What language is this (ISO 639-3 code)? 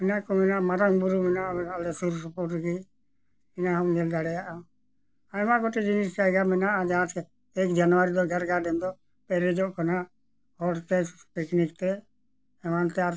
sat